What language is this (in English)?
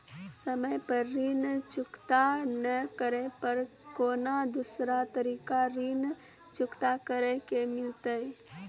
Maithili